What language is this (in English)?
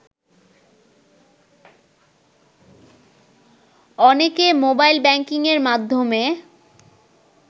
Bangla